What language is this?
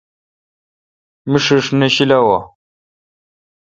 Kalkoti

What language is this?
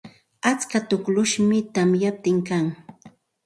Santa Ana de Tusi Pasco Quechua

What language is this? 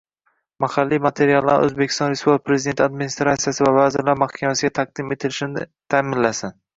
Uzbek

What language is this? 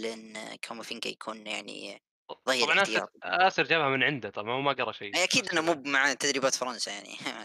Arabic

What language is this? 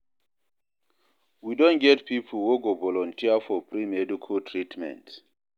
Nigerian Pidgin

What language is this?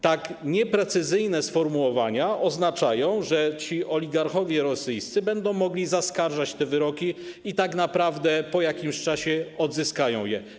Polish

